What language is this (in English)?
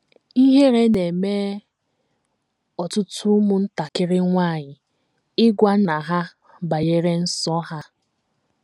Igbo